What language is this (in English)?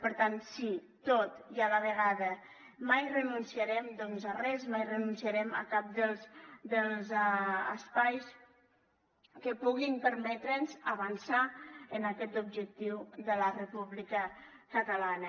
Catalan